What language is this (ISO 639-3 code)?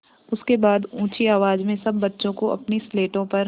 hin